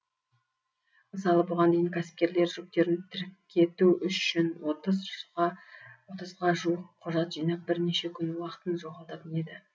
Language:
Kazakh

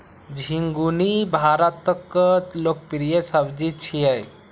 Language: Maithili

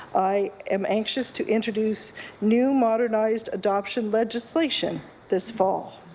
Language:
English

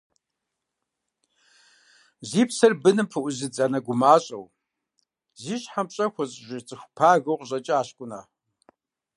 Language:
Kabardian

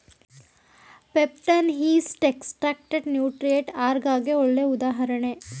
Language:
Kannada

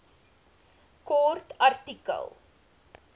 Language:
Afrikaans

